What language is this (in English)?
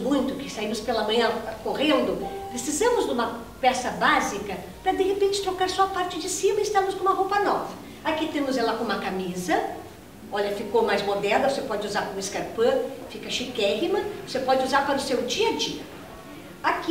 Portuguese